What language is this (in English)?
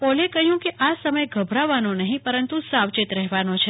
Gujarati